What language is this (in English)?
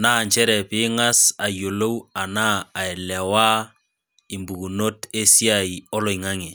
Masai